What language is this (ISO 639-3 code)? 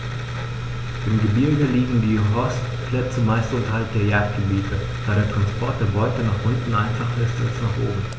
deu